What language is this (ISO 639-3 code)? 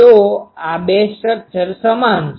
guj